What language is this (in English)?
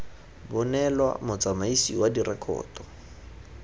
Tswana